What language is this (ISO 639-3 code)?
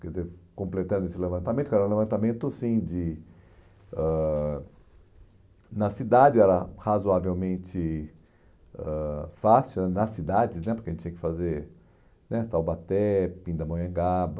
por